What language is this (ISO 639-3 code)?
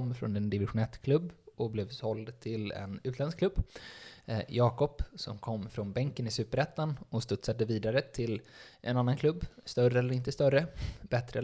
swe